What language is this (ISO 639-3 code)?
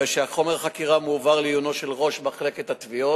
heb